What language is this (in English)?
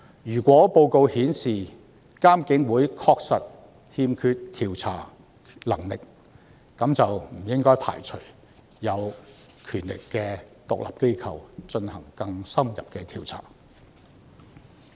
Cantonese